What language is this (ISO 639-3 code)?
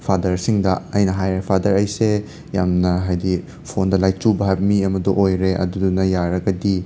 mni